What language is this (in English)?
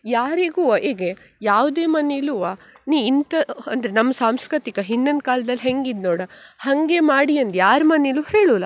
Kannada